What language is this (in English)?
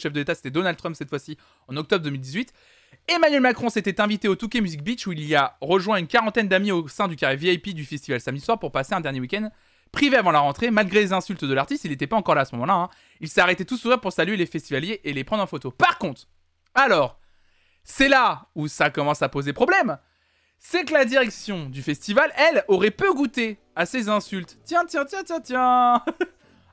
French